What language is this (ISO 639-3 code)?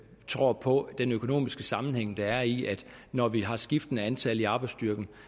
dan